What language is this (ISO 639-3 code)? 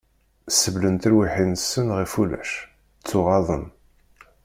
kab